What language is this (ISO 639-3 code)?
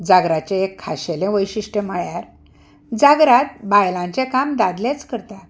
kok